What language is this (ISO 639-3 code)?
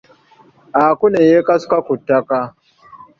lug